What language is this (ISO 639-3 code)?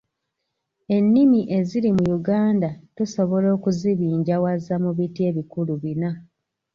lug